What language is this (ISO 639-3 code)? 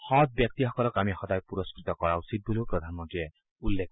asm